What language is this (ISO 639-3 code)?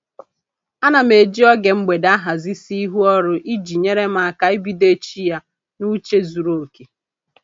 ibo